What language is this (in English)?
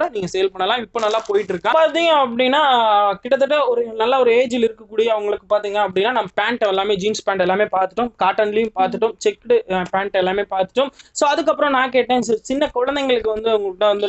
Romanian